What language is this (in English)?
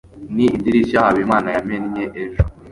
Kinyarwanda